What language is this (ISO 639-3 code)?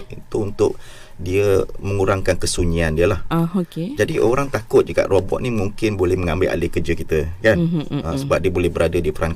msa